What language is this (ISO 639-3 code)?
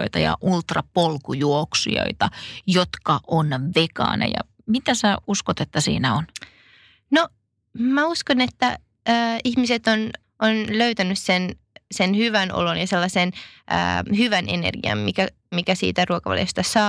fin